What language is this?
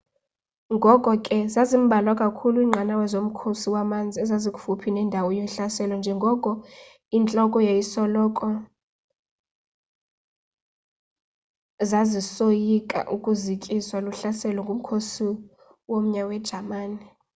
Xhosa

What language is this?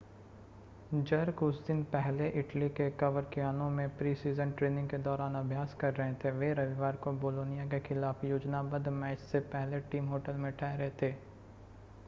Hindi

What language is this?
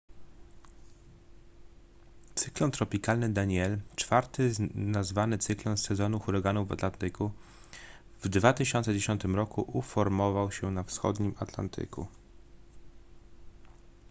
Polish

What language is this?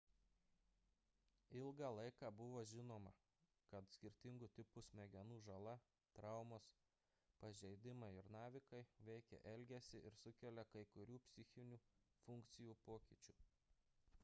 Lithuanian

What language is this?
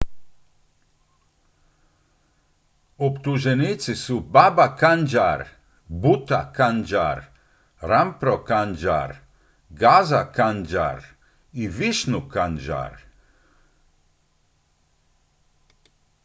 Croatian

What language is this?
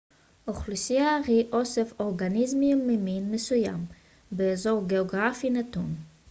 Hebrew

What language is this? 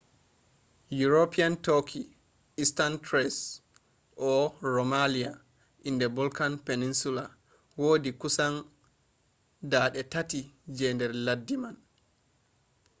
Fula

